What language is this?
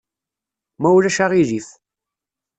Kabyle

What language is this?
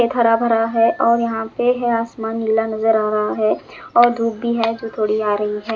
Hindi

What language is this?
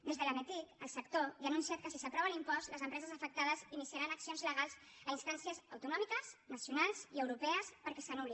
Catalan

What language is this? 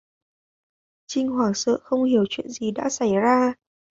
Vietnamese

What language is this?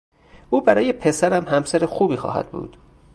Persian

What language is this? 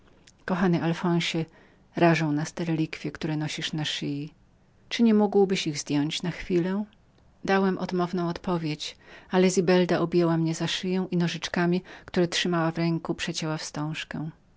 Polish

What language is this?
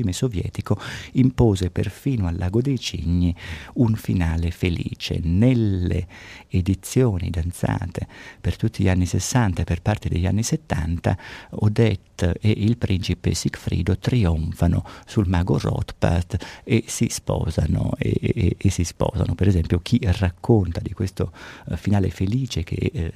Italian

